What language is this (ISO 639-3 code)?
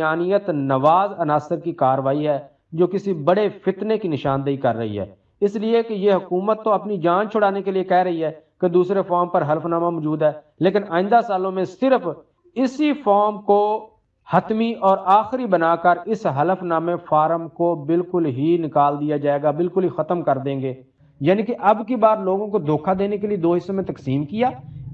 tur